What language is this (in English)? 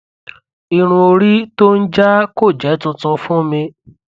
Yoruba